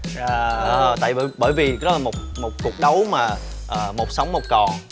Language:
Vietnamese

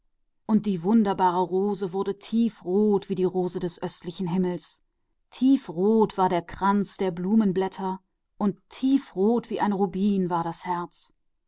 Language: German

